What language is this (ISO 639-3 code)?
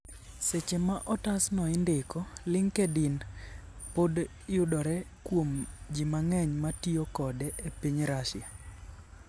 luo